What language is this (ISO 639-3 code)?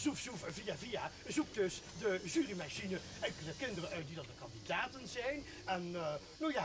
nld